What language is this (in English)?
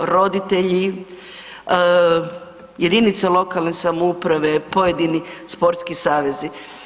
Croatian